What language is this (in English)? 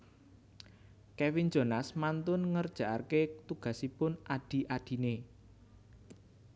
Javanese